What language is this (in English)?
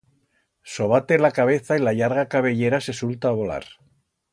Aragonese